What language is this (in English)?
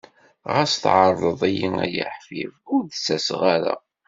Kabyle